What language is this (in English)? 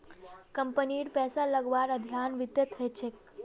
Magahi